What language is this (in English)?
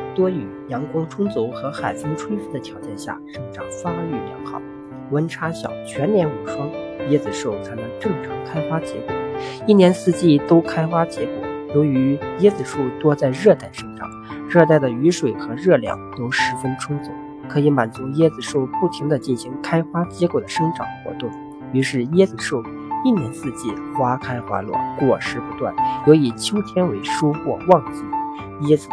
Chinese